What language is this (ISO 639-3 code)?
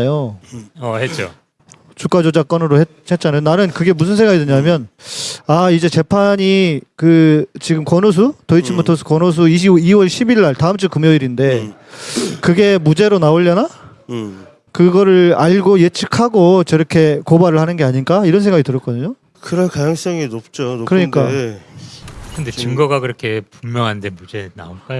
kor